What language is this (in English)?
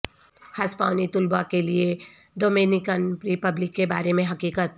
Urdu